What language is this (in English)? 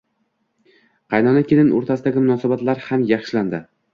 Uzbek